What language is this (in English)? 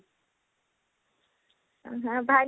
Odia